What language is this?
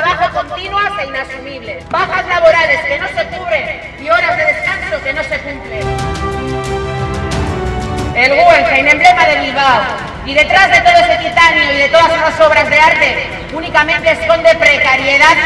Spanish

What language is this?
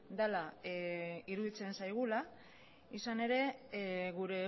Basque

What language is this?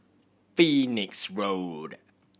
English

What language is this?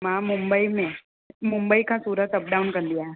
Sindhi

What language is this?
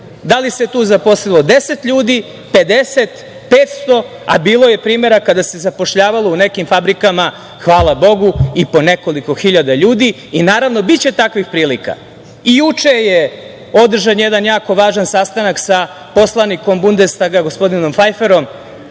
Serbian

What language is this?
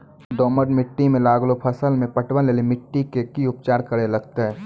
Maithili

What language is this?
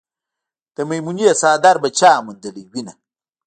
Pashto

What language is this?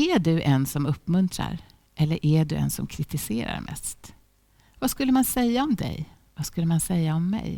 Swedish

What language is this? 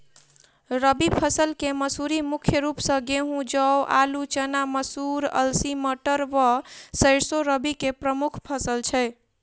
Maithili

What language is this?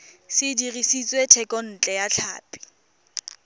Tswana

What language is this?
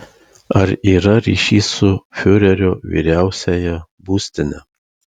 Lithuanian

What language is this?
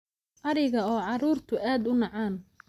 Somali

